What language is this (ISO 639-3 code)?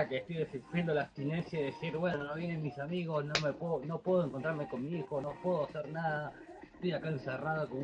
spa